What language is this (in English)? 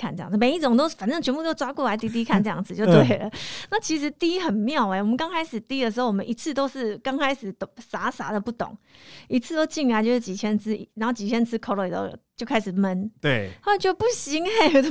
Chinese